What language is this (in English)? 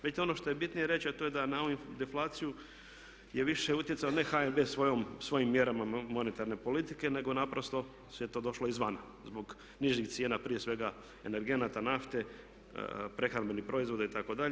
Croatian